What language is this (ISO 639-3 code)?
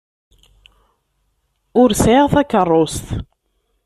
kab